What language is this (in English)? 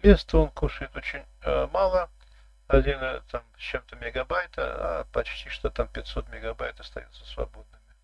Russian